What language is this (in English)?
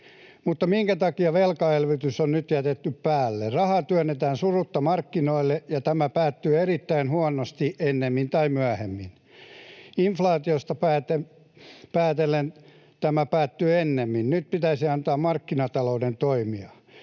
Finnish